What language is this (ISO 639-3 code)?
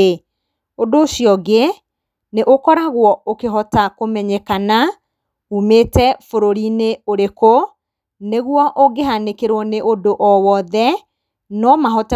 kik